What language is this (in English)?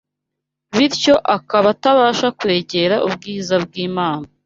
Kinyarwanda